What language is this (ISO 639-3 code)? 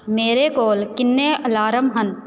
pan